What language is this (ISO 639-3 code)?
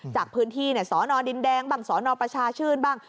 tha